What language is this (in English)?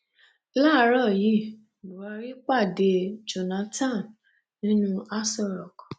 Yoruba